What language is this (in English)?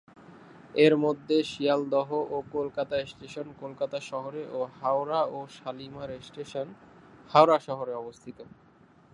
Bangla